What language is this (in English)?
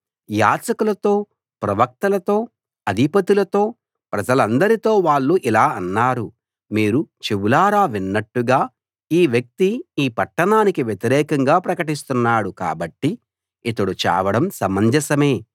Telugu